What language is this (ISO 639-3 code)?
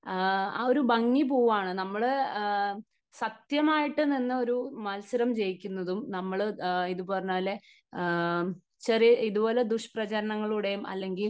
mal